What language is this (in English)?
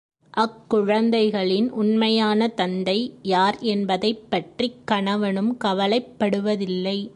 Tamil